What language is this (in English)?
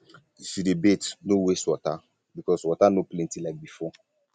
Nigerian Pidgin